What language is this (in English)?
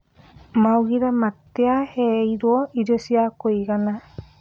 Kikuyu